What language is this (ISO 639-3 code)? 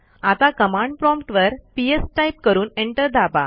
mar